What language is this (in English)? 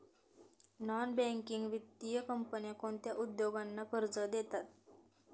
Marathi